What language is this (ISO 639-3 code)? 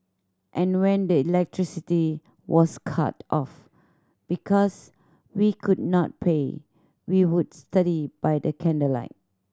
eng